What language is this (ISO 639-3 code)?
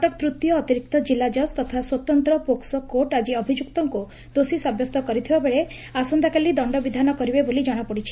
ori